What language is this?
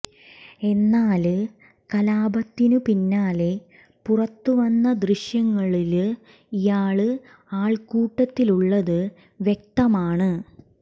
Malayalam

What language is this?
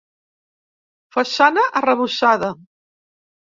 Catalan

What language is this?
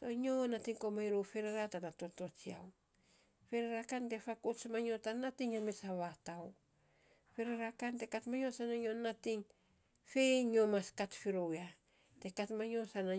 Saposa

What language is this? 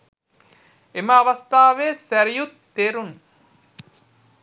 Sinhala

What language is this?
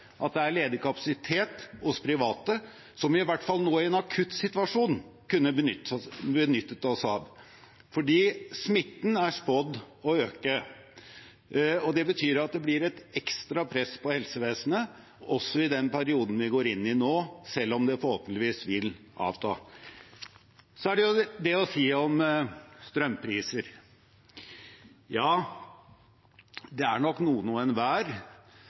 Norwegian Bokmål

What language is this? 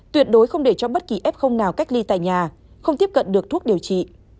Vietnamese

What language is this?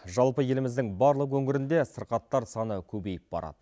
Kazakh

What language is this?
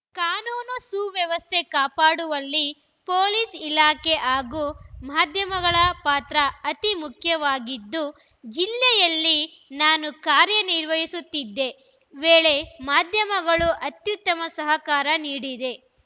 Kannada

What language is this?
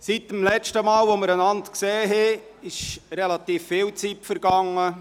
Swiss German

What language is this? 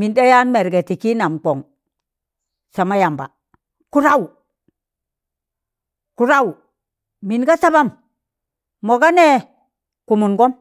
Tangale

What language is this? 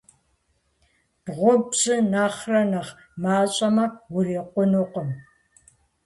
Kabardian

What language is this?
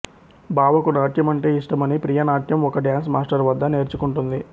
Telugu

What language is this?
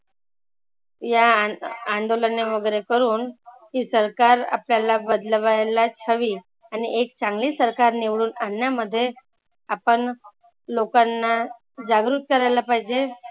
Marathi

